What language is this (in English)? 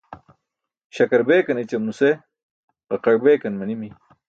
Burushaski